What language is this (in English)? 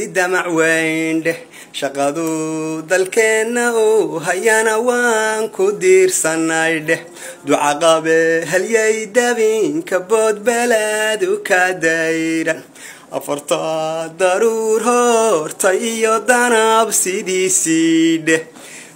Arabic